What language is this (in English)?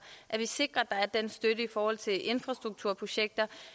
Danish